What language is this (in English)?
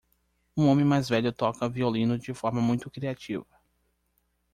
Portuguese